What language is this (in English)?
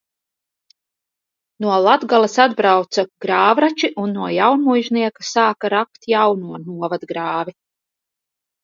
Latvian